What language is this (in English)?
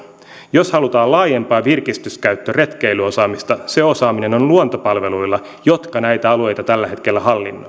Finnish